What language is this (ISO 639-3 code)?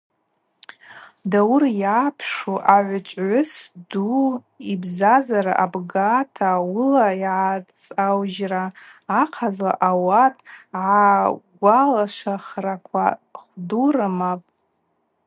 abq